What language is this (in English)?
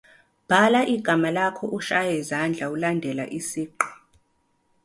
Zulu